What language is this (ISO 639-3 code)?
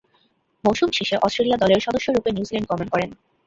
ben